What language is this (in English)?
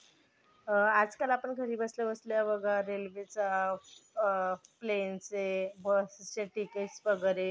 Marathi